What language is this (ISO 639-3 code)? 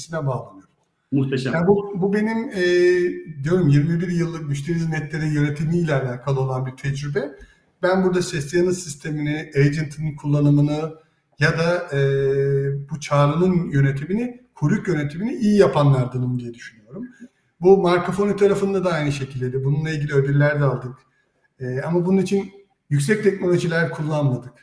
tur